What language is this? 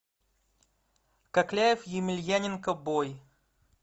Russian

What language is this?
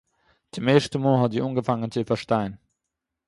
Yiddish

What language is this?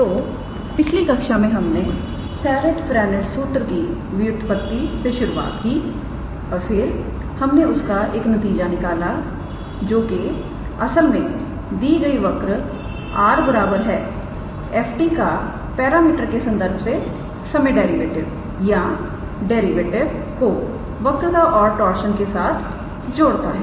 Hindi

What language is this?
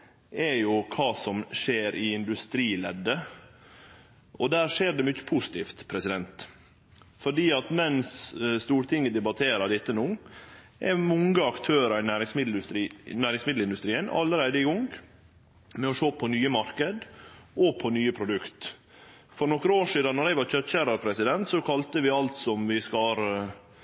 Norwegian Nynorsk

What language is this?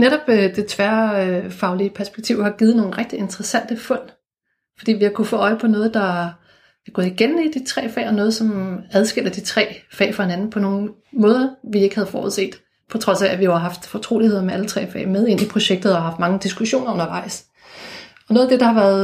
Danish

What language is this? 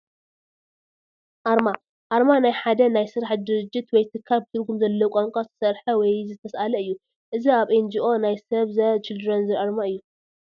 Tigrinya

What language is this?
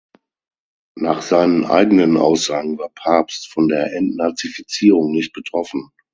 German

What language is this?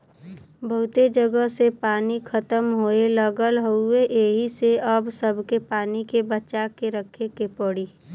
Bhojpuri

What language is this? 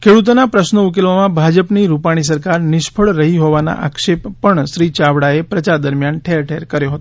Gujarati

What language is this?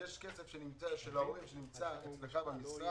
Hebrew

